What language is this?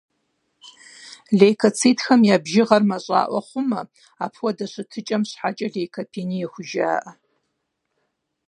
Kabardian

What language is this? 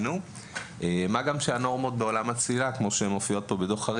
Hebrew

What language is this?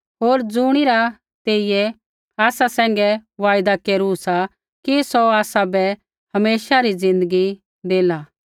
Kullu Pahari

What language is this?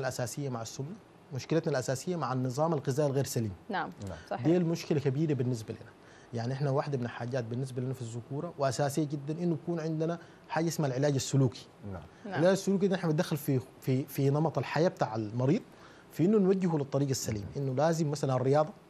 Arabic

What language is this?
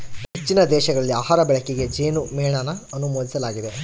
Kannada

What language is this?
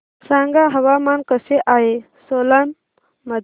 Marathi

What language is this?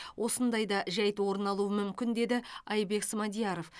Kazakh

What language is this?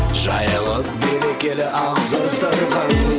Kazakh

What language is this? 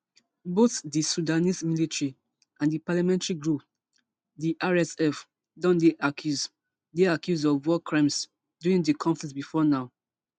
Nigerian Pidgin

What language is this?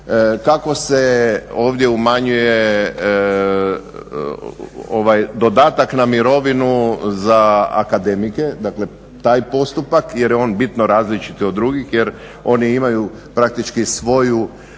Croatian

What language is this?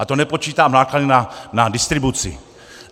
Czech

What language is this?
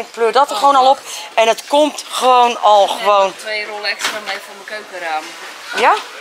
Dutch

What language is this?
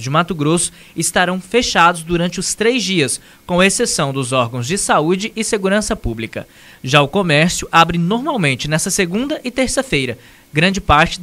Portuguese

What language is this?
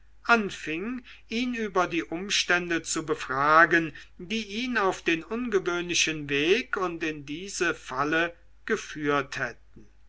German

